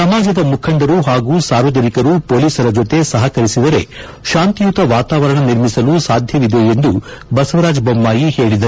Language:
Kannada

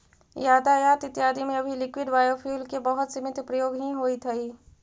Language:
Magahi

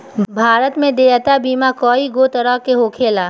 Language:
Bhojpuri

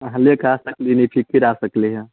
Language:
Maithili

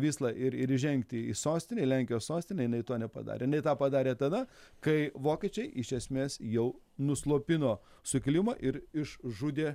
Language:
Lithuanian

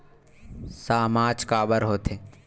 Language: Chhattisgarhi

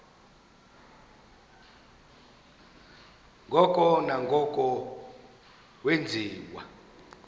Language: Xhosa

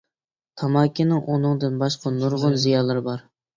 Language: Uyghur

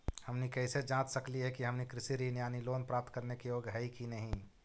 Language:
Magahi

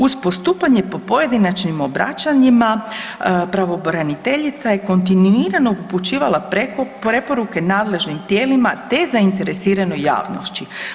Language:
Croatian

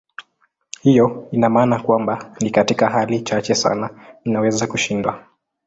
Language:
Swahili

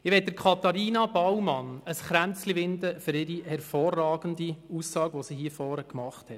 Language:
Swiss German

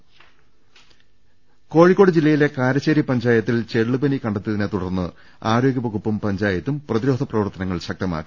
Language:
Malayalam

